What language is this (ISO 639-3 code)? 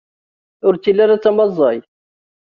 kab